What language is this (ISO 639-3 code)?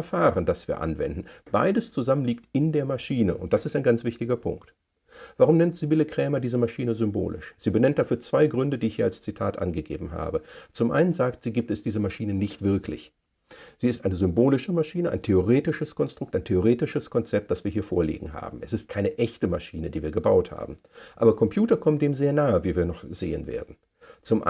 deu